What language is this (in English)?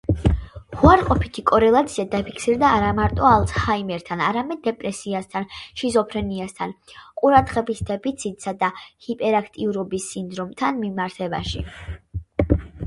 Georgian